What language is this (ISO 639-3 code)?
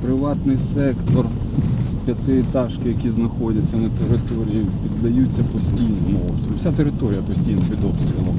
ukr